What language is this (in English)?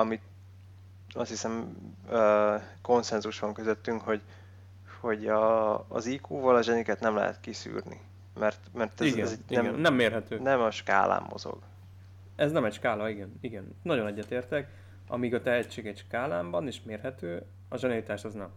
Hungarian